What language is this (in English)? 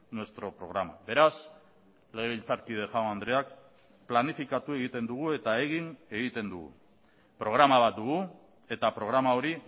Basque